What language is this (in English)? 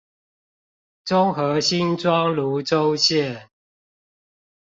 Chinese